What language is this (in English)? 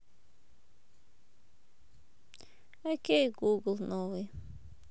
Russian